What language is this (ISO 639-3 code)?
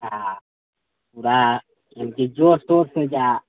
mai